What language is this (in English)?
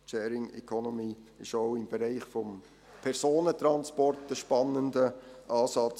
Swiss German